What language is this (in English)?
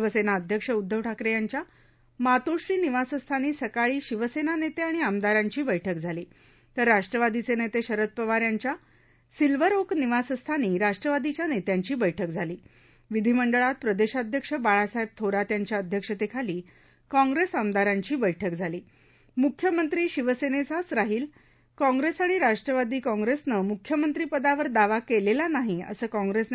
Marathi